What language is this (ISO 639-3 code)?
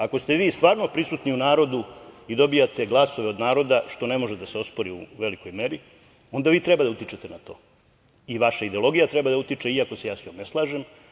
srp